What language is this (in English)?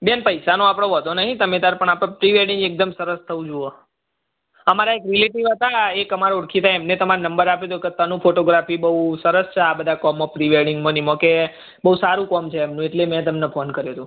Gujarati